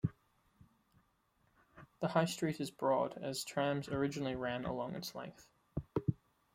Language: English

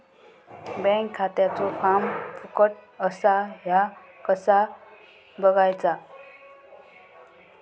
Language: Marathi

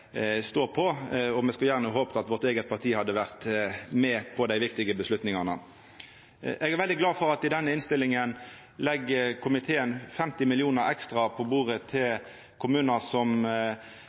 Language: Norwegian Nynorsk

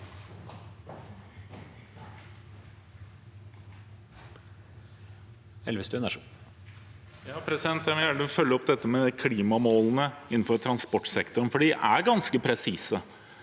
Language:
Norwegian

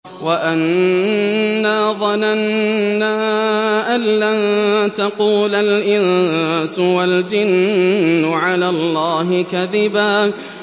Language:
Arabic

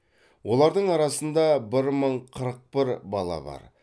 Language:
Kazakh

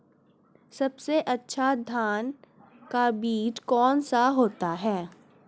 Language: Hindi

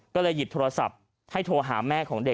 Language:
Thai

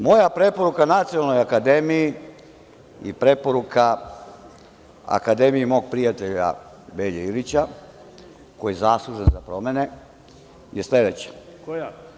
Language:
Serbian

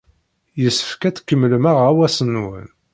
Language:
Kabyle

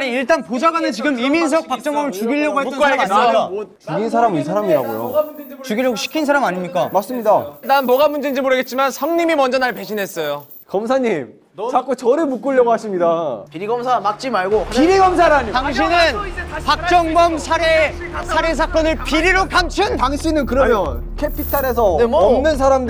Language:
Korean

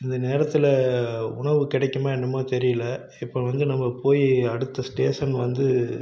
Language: Tamil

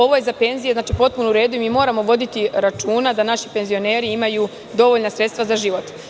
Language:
Serbian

